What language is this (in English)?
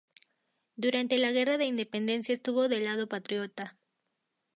Spanish